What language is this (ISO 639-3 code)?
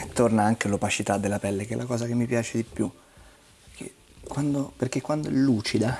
ita